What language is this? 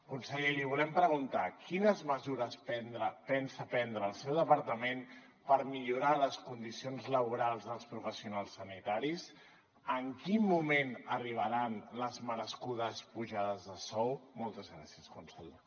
Catalan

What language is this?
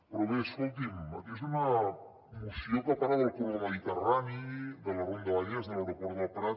Catalan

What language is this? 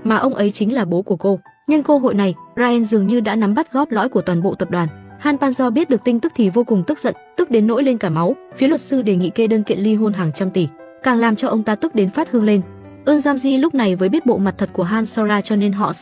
Vietnamese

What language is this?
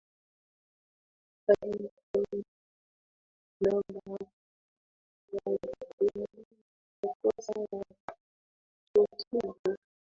Swahili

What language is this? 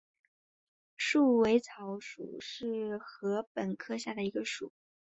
Chinese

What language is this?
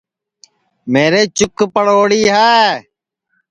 Sansi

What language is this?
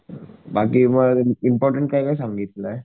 Marathi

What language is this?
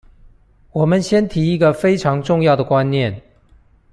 Chinese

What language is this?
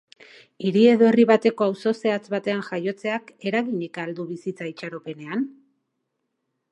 Basque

